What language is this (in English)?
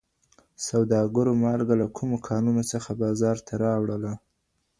Pashto